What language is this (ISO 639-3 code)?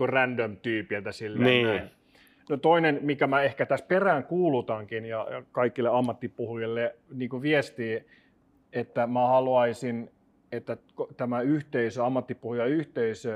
fin